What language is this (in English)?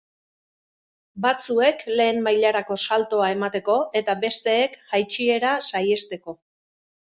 Basque